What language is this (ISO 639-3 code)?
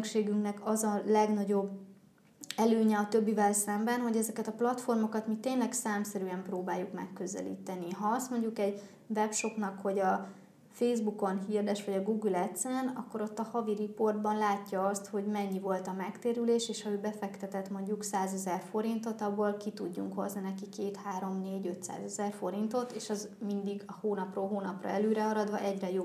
hun